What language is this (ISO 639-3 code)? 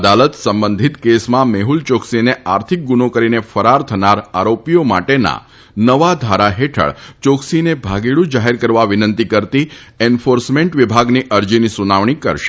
guj